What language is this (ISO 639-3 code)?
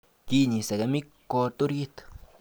kln